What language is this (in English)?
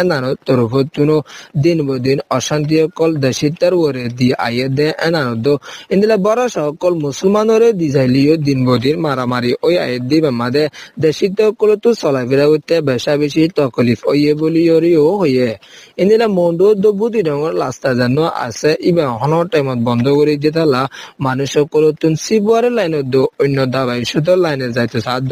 Persian